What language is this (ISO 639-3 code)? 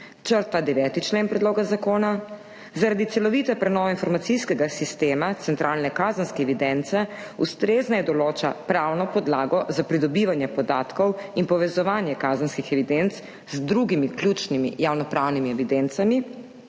slv